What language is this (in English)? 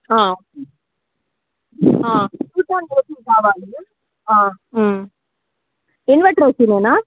Telugu